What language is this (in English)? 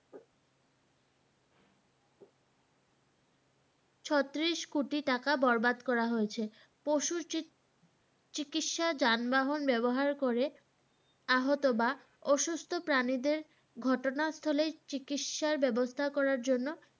Bangla